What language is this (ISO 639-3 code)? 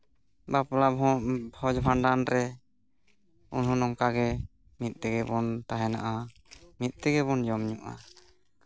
sat